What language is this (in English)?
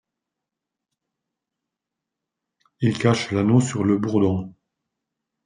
French